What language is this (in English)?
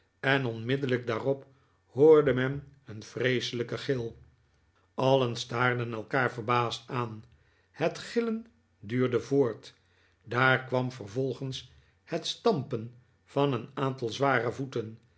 Dutch